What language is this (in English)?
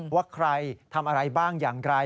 Thai